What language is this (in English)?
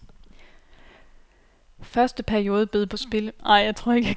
Danish